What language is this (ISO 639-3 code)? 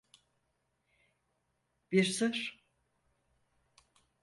tur